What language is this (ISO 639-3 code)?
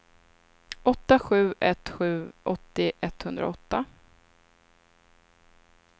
swe